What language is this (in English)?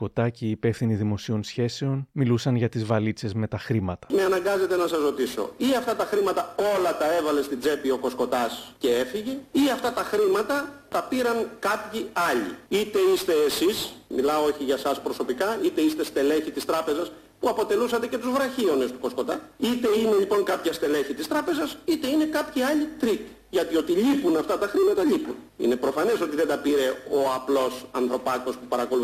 Greek